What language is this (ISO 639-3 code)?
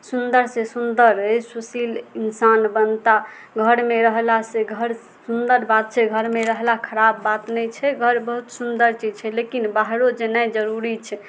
mai